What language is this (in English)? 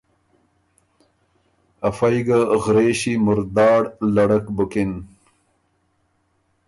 Ormuri